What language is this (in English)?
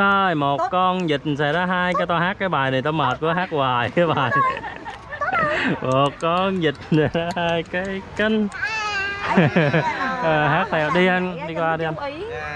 Vietnamese